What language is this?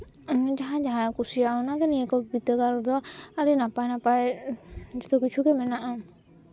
Santali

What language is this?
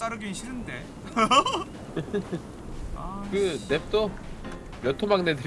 Korean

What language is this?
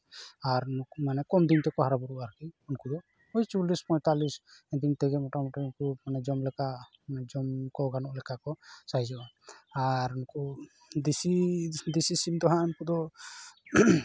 Santali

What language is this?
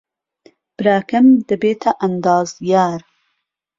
Central Kurdish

